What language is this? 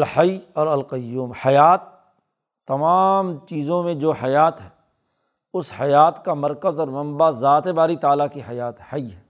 Urdu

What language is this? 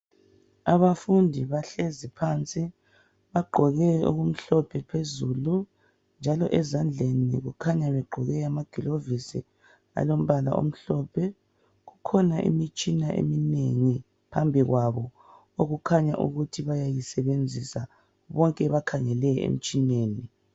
North Ndebele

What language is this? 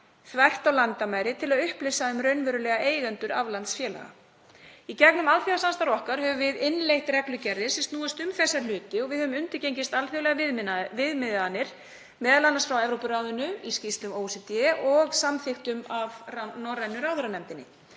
Icelandic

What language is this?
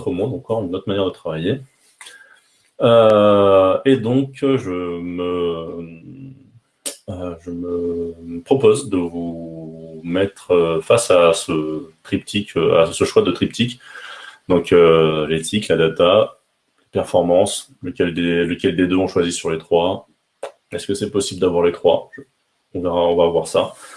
French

